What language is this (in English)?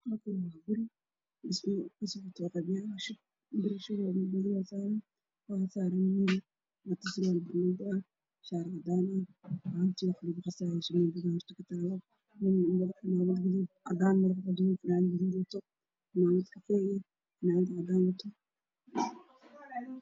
Somali